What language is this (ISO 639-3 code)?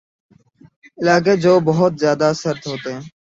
urd